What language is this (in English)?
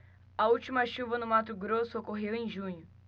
Portuguese